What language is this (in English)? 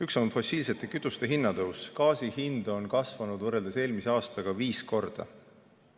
Estonian